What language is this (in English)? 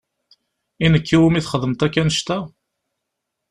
Kabyle